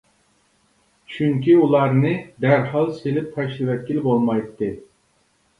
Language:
Uyghur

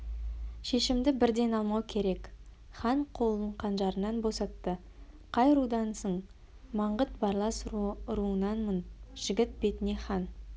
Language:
Kazakh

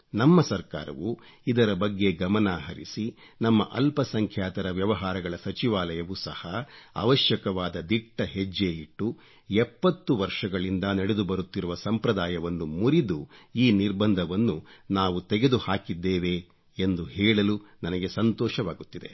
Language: Kannada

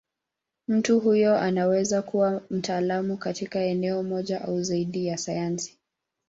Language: Swahili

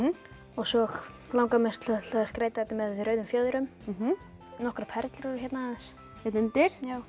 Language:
Icelandic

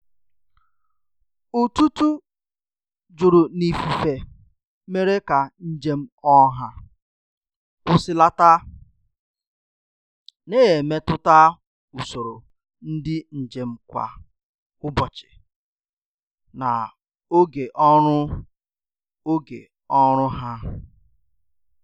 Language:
Igbo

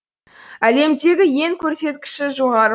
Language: Kazakh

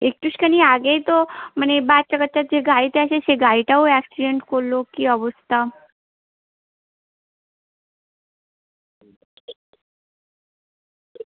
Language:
Bangla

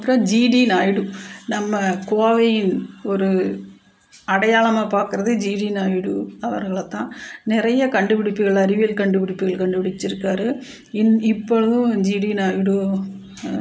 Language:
Tamil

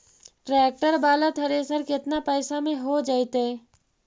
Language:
Magahi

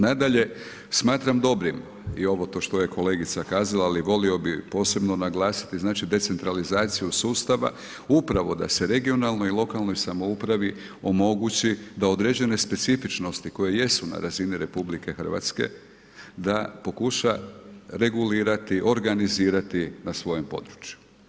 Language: Croatian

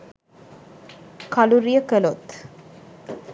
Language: Sinhala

